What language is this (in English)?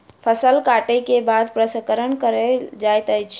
Maithili